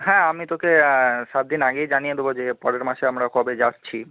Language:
Bangla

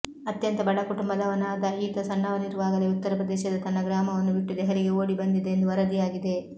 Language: Kannada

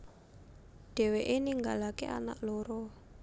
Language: Javanese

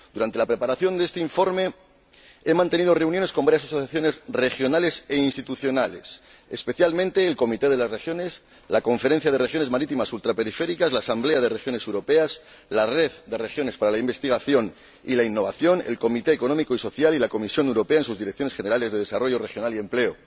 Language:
Spanish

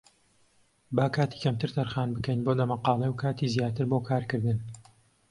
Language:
Central Kurdish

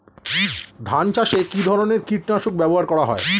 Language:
Bangla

